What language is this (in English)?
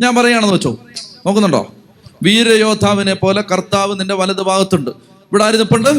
Malayalam